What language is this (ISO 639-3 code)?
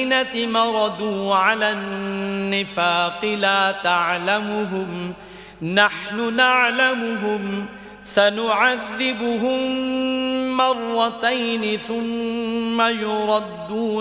ara